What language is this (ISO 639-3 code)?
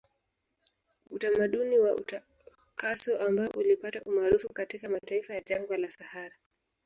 swa